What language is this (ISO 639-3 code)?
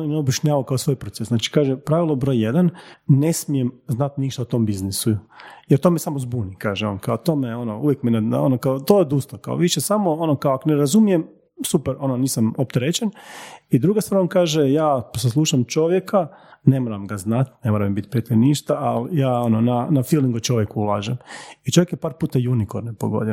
hrv